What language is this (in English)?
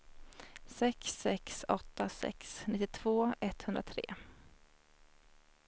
Swedish